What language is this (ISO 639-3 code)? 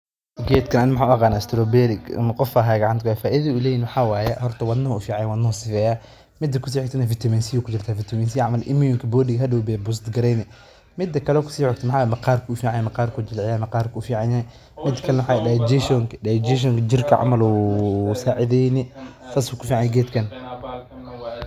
som